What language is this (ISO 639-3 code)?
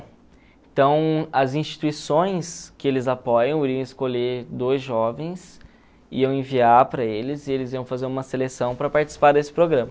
por